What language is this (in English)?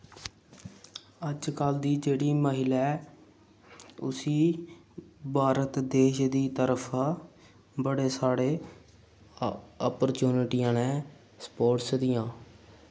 Dogri